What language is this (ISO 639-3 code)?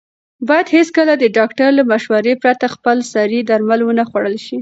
pus